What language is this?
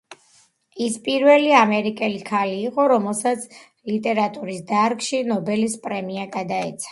Georgian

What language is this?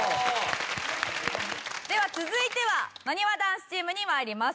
Japanese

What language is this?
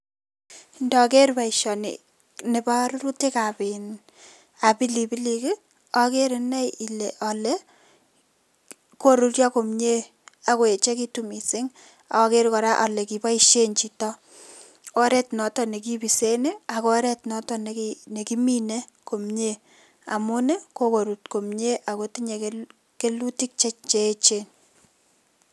Kalenjin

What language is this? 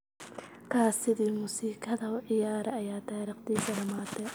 Somali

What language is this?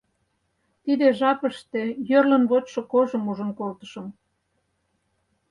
Mari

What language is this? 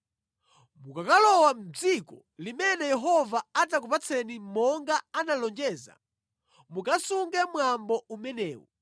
Nyanja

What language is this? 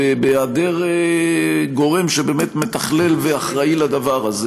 Hebrew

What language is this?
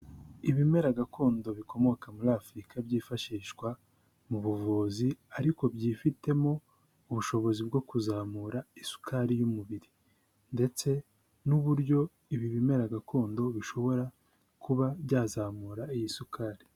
Kinyarwanda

